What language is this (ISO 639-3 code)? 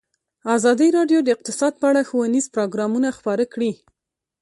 pus